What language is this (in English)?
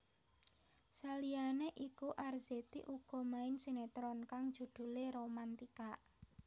Javanese